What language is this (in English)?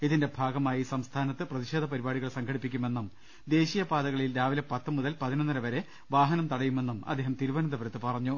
Malayalam